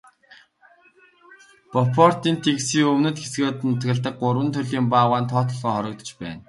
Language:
Mongolian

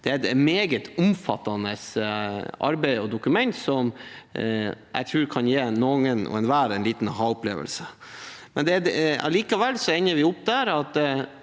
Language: Norwegian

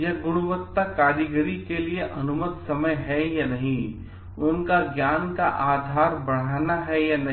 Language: Hindi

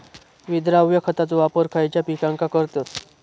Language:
Marathi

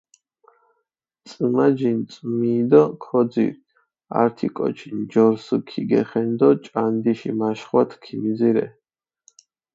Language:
Mingrelian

